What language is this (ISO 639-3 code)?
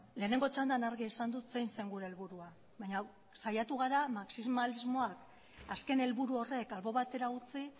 eus